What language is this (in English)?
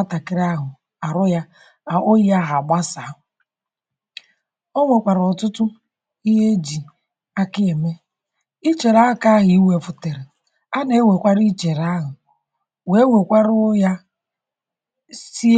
Igbo